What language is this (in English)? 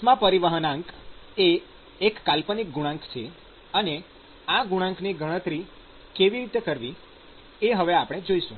Gujarati